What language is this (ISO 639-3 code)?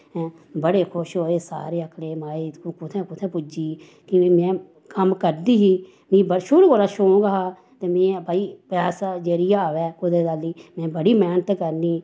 doi